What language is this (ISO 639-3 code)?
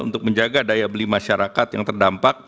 ind